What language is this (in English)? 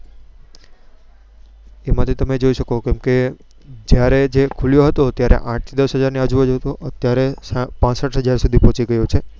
Gujarati